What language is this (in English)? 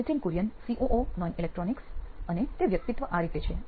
Gujarati